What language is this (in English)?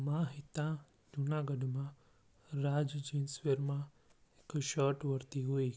Sindhi